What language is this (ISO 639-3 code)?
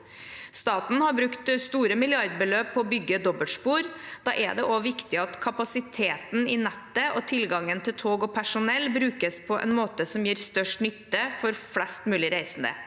nor